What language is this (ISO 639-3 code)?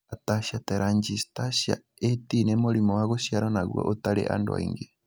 kik